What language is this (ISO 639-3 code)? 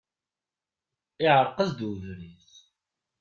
kab